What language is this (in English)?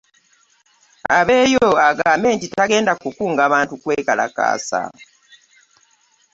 Ganda